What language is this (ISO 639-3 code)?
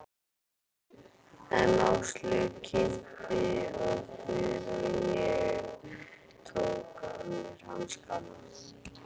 isl